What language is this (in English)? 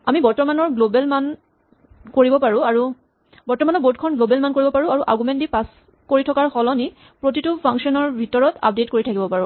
Assamese